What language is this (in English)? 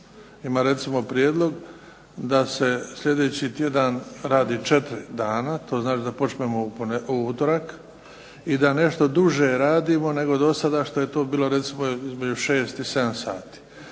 Croatian